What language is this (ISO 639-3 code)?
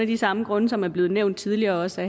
dan